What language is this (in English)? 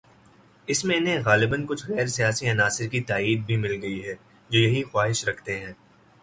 Urdu